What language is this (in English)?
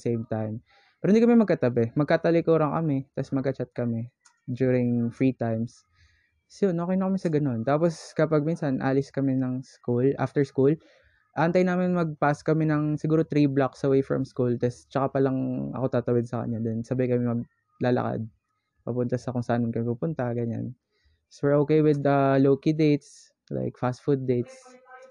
Filipino